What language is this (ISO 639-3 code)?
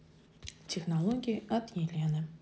rus